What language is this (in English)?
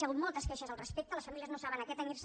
Catalan